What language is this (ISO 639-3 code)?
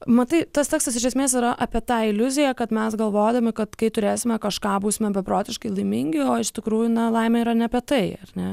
lit